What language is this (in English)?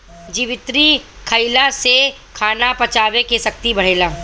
Bhojpuri